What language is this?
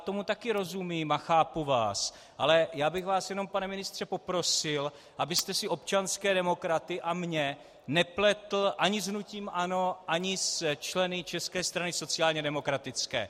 Czech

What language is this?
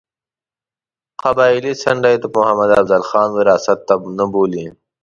Pashto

